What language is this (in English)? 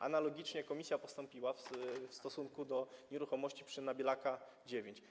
Polish